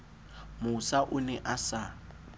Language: Southern Sotho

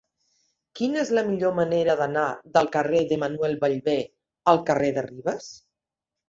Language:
Catalan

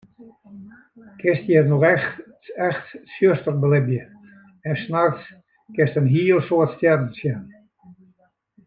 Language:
Western Frisian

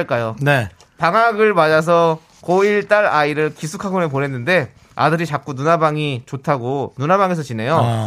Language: Korean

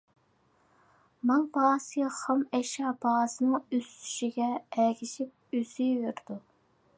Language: Uyghur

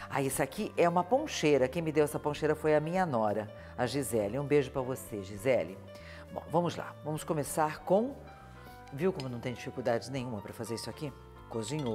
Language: Portuguese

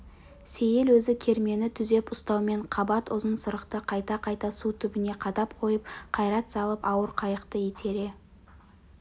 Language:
Kazakh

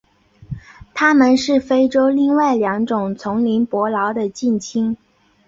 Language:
Chinese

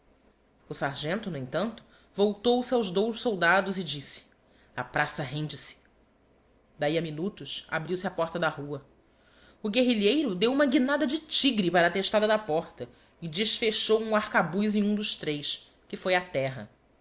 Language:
Portuguese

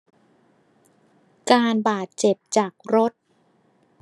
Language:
Thai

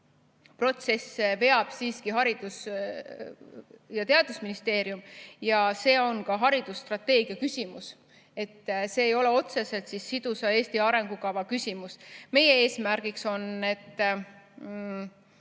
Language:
Estonian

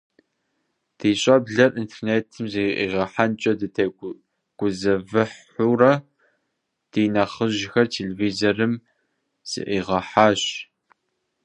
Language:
Kabardian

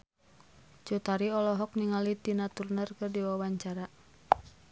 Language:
Sundanese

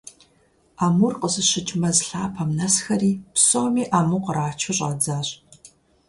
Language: Kabardian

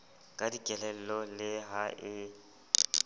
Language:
Southern Sotho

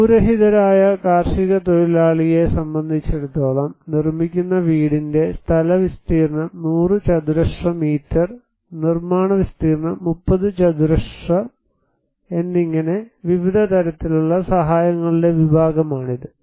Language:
Malayalam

